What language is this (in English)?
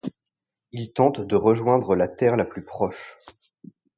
French